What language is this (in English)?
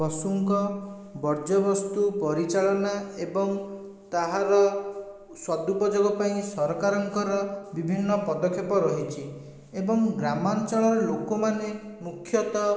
Odia